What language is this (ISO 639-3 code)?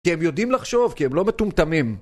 heb